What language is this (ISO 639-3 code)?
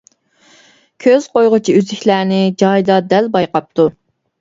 uig